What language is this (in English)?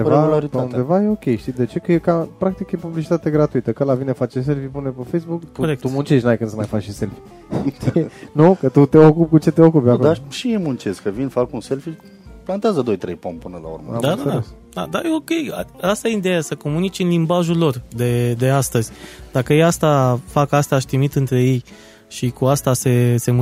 Romanian